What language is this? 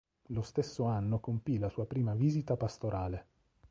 Italian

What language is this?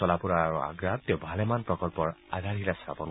Assamese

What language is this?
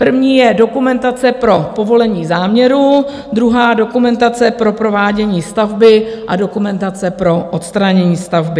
Czech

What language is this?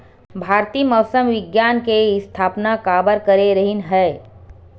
Chhattisgarhi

